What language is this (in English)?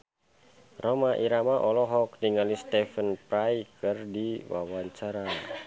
Sundanese